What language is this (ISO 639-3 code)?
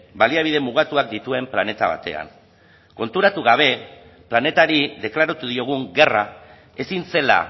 eus